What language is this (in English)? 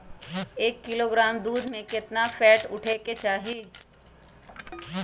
Magahi